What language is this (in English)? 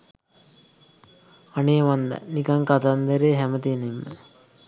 Sinhala